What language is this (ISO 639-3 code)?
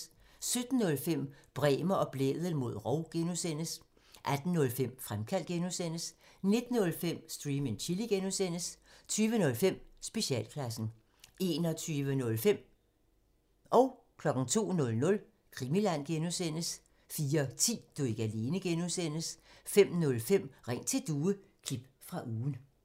dan